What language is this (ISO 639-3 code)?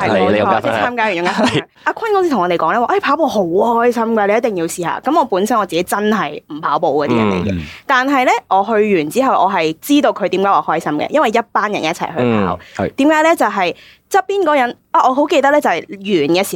zho